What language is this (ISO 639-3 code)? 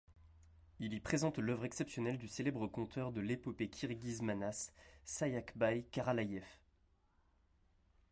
fra